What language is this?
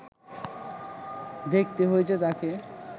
Bangla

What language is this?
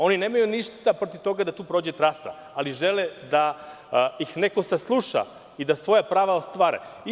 Serbian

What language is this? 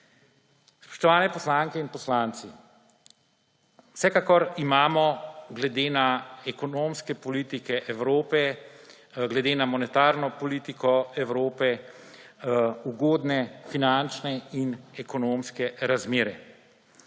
Slovenian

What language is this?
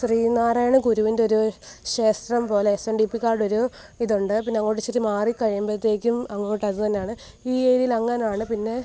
Malayalam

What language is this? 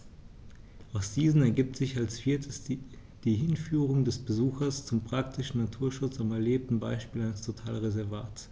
German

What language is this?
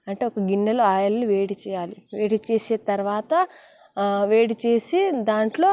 Telugu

